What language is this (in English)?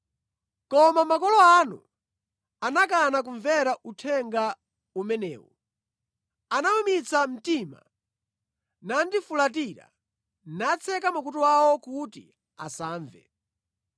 Nyanja